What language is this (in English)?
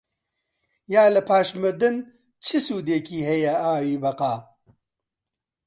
Central Kurdish